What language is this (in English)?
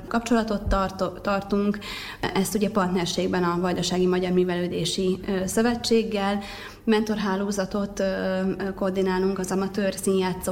Hungarian